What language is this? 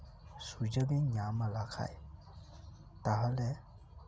Santali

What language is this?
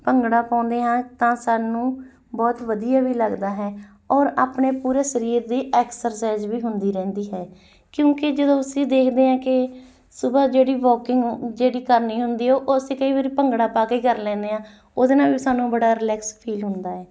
Punjabi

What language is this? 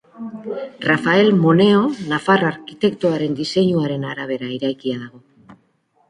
Basque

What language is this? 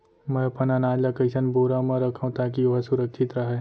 Chhattisgarhi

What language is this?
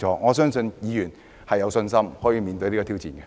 Cantonese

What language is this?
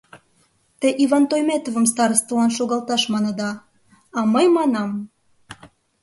Mari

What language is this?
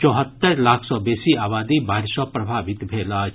Maithili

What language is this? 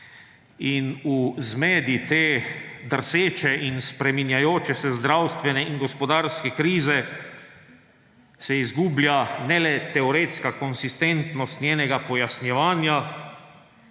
Slovenian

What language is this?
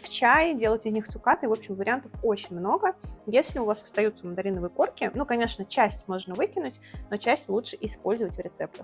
Russian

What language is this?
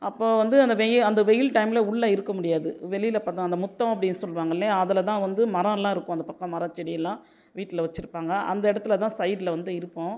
Tamil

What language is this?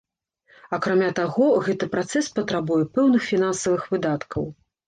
Belarusian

